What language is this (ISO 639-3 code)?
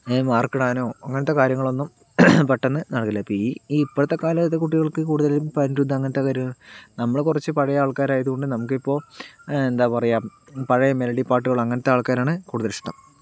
mal